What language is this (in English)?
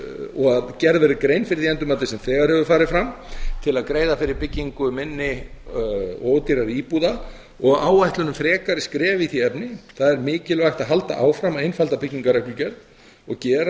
Icelandic